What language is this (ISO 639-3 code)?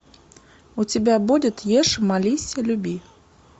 rus